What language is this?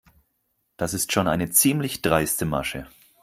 German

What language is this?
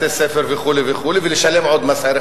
Hebrew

